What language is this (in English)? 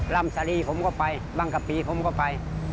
Thai